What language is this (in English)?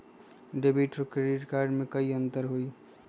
Magahi